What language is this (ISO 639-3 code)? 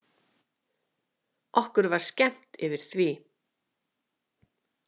isl